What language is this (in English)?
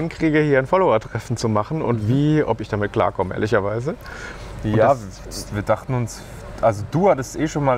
German